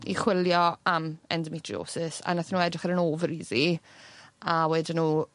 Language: Welsh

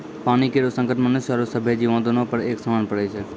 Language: Maithili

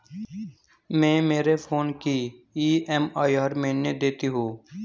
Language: Hindi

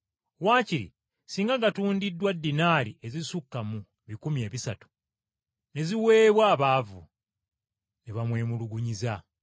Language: Ganda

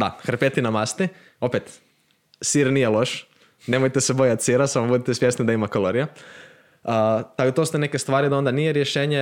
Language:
Croatian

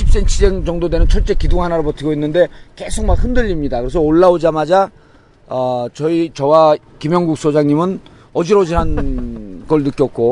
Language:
Korean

